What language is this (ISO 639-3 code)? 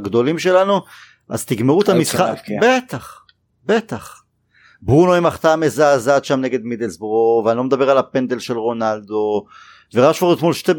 heb